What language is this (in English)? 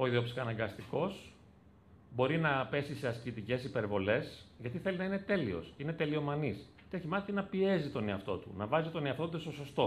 Greek